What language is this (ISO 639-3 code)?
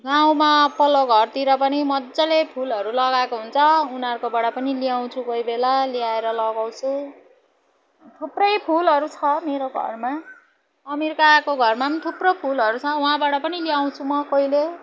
nep